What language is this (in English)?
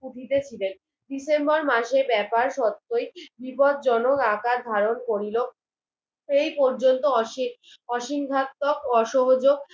Bangla